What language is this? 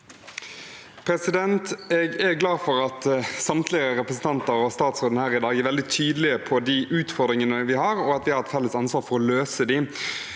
Norwegian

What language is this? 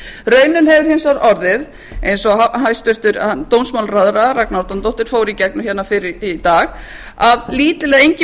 Icelandic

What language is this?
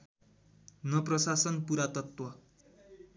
Nepali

